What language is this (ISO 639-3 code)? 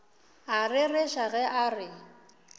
nso